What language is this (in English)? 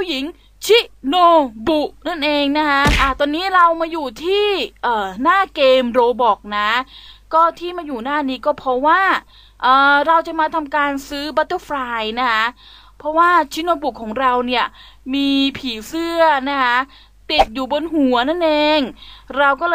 Thai